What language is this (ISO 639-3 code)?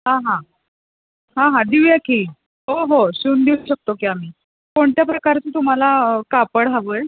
mar